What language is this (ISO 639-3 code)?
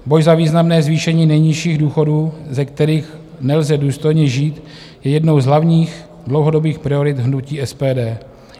ces